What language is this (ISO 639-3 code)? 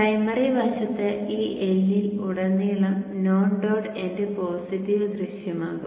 mal